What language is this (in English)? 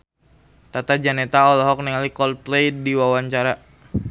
Sundanese